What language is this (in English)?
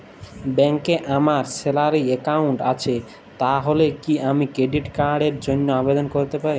Bangla